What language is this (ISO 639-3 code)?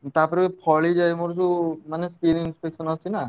ori